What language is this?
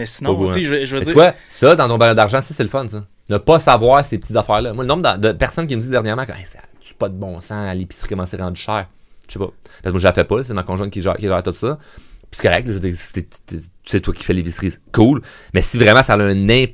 French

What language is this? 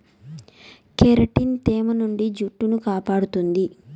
Telugu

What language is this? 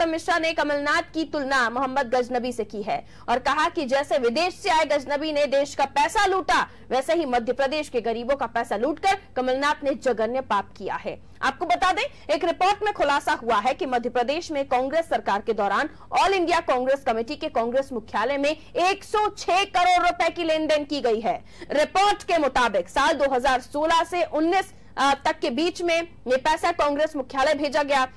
Hindi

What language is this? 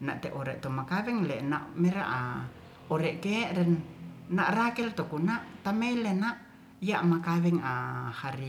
Ratahan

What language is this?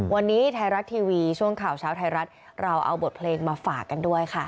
Thai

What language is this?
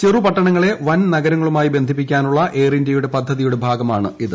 Malayalam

